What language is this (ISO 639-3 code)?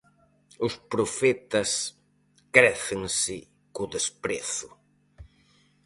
glg